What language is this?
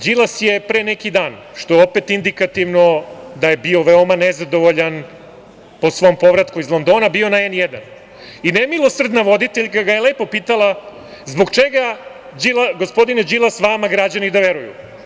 Serbian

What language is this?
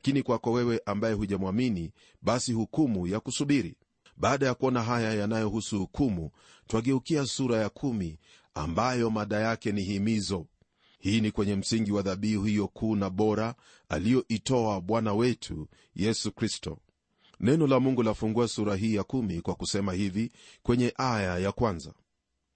Swahili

